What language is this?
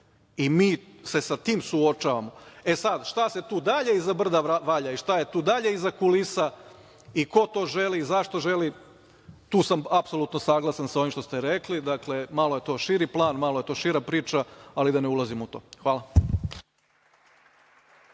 Serbian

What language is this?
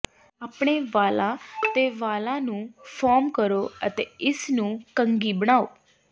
Punjabi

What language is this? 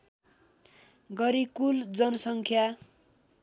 Nepali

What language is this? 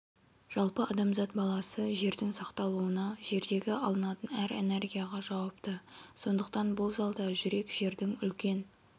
Kazakh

